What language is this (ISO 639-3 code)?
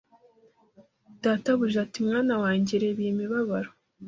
kin